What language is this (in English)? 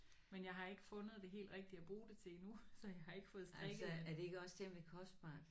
Danish